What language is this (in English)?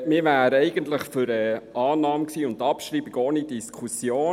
Swiss German